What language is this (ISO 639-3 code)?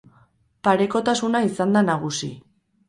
eus